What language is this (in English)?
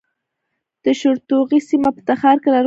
Pashto